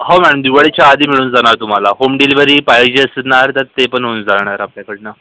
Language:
Marathi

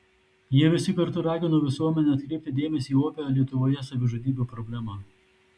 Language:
Lithuanian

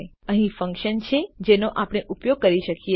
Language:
Gujarati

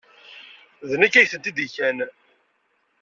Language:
Kabyle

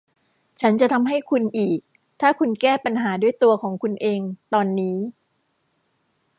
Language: Thai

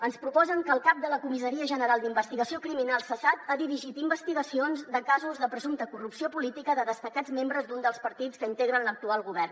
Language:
Catalan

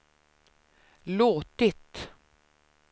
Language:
Swedish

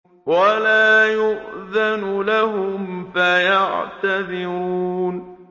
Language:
Arabic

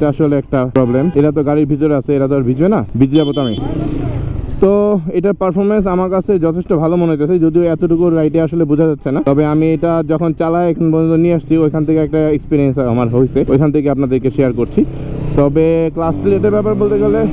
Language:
Bangla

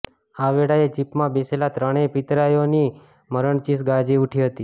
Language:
Gujarati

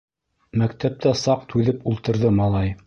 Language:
Bashkir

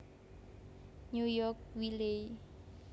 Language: Javanese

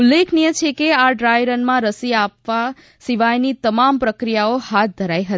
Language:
Gujarati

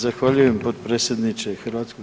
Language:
Croatian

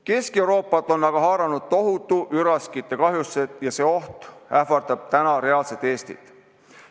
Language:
Estonian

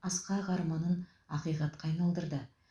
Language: Kazakh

